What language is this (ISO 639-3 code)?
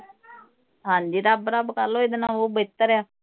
pan